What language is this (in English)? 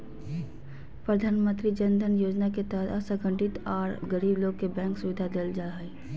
Magahi